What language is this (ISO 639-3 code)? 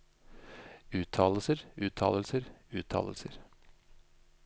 nor